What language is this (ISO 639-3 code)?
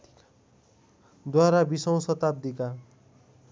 nep